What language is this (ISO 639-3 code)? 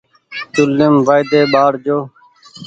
gig